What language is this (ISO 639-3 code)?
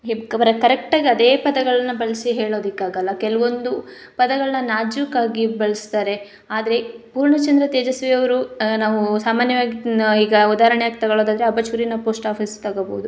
kan